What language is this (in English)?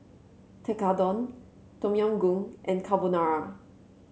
English